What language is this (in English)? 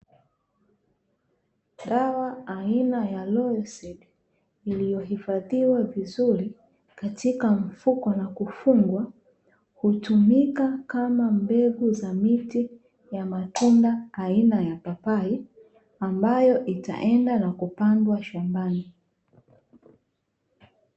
Swahili